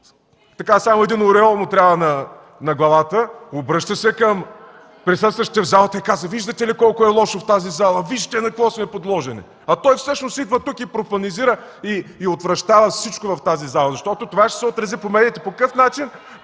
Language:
Bulgarian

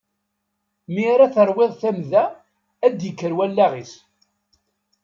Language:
Kabyle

